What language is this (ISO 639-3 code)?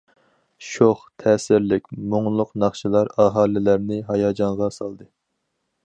uig